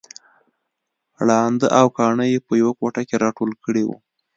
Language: Pashto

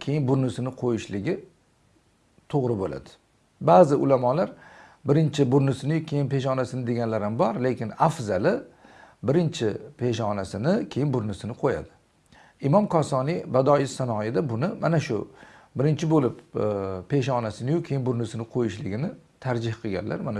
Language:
Turkish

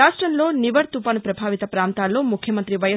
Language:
Telugu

